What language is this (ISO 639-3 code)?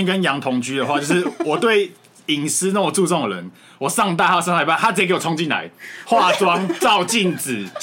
zho